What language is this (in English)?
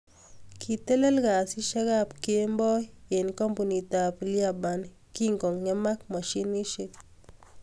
Kalenjin